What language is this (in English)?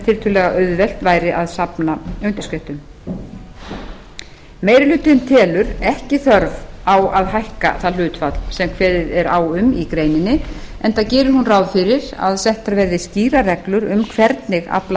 Icelandic